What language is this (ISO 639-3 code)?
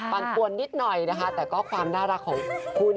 tha